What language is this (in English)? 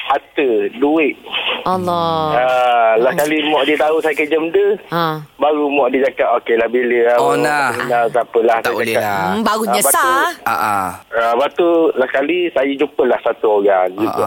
Malay